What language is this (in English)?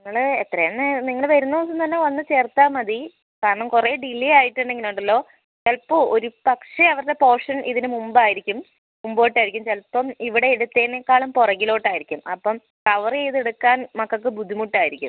Malayalam